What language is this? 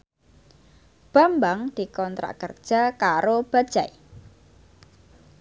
Javanese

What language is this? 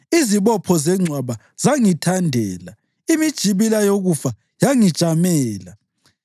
North Ndebele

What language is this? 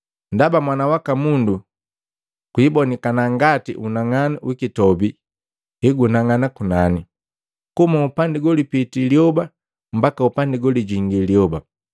Matengo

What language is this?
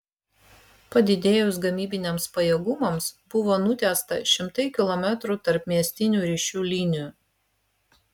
Lithuanian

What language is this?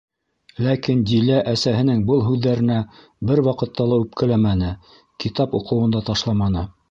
Bashkir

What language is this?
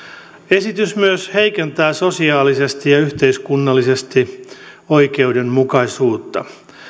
Finnish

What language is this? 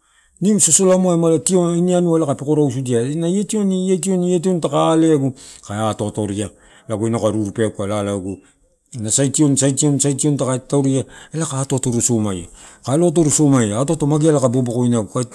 Torau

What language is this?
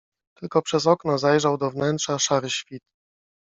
Polish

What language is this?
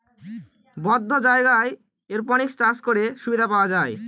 Bangla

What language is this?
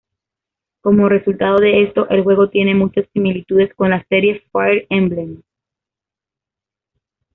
Spanish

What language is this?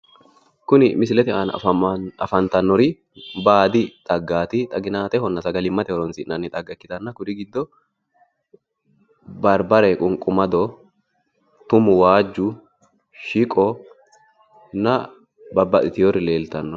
Sidamo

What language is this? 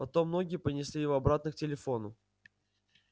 Russian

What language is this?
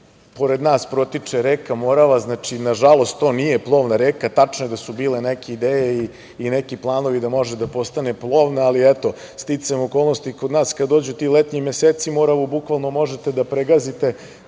Serbian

